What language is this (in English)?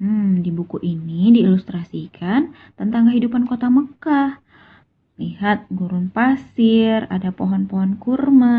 Indonesian